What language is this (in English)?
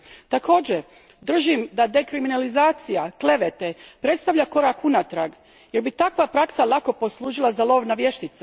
Croatian